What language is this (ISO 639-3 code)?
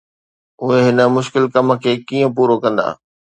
snd